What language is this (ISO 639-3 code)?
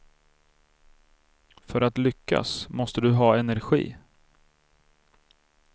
swe